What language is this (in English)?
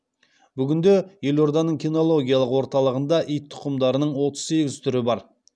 Kazakh